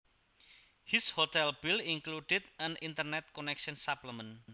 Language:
Javanese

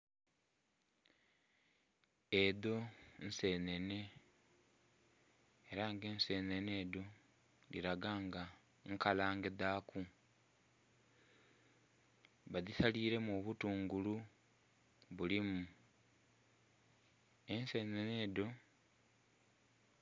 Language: Soga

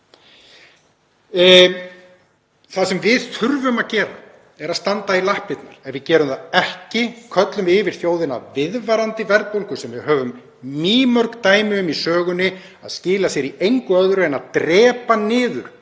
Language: Icelandic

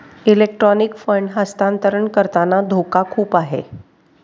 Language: Marathi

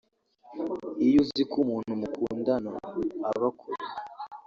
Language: Kinyarwanda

